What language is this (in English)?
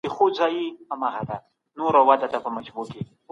Pashto